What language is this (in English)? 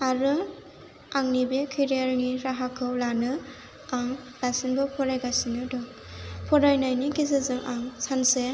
Bodo